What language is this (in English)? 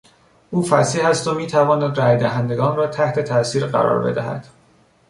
Persian